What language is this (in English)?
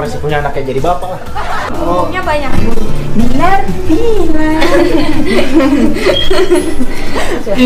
Indonesian